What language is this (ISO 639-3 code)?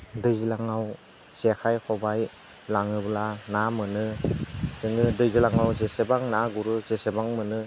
brx